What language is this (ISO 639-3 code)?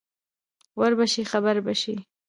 pus